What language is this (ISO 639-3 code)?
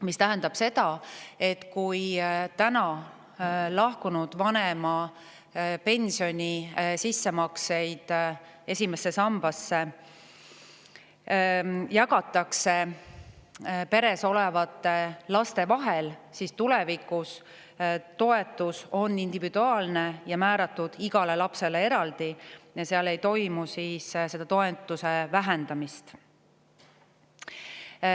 est